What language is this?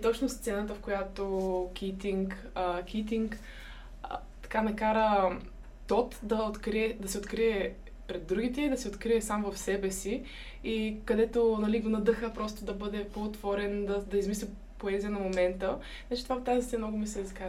Bulgarian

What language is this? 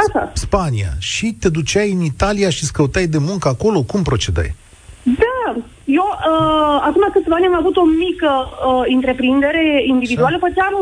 Romanian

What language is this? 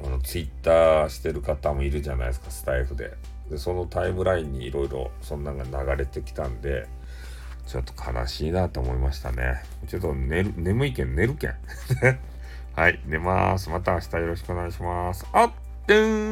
Japanese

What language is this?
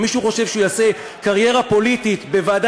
Hebrew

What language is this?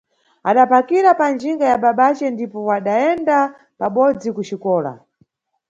Nyungwe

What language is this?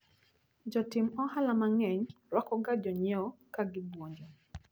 Luo (Kenya and Tanzania)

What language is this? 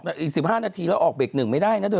Thai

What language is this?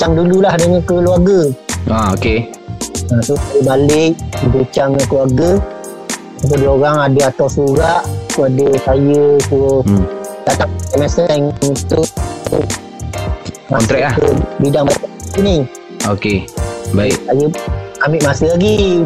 Malay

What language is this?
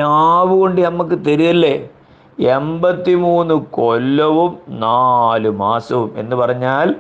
Malayalam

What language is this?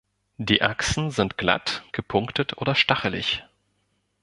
German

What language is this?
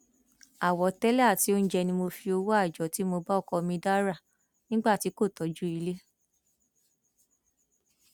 Yoruba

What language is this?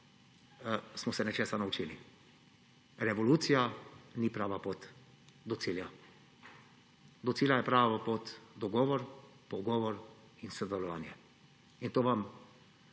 Slovenian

